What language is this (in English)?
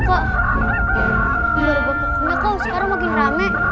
Indonesian